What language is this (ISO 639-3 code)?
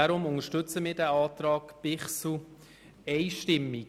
gsw